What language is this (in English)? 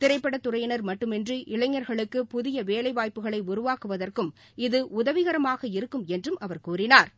Tamil